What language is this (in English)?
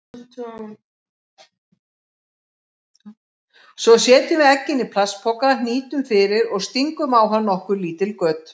Icelandic